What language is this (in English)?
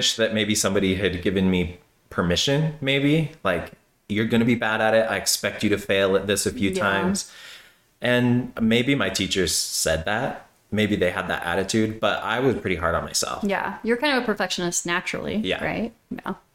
English